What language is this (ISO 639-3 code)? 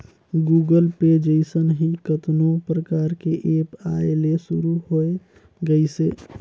hne